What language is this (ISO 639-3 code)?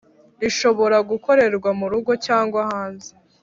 kin